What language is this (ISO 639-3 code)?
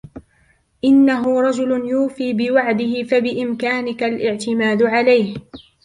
ara